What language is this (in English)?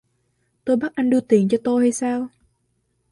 Vietnamese